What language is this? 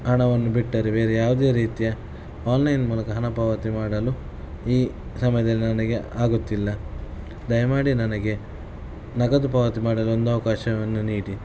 Kannada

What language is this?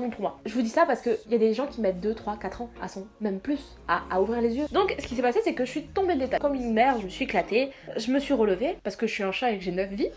French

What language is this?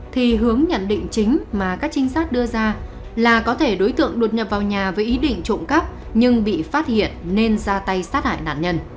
Vietnamese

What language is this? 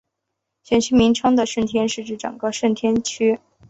Chinese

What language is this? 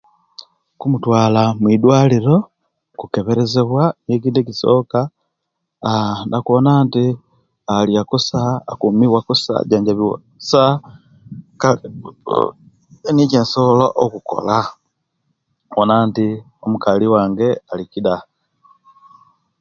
Kenyi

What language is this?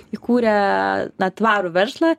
Lithuanian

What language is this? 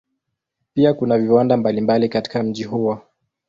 Swahili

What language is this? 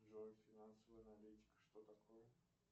Russian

